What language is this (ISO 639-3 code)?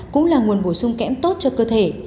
vie